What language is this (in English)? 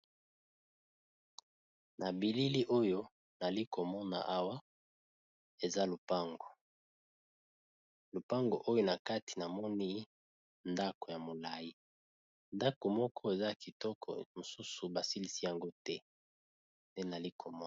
Lingala